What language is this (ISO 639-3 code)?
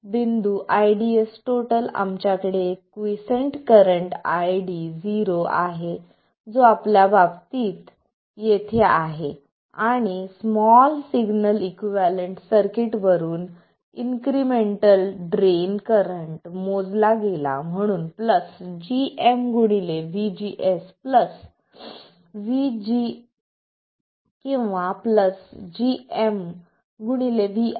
mar